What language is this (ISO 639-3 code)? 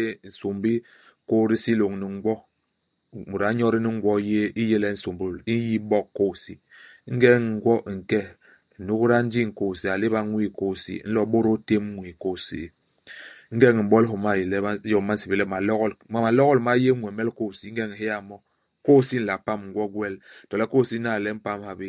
bas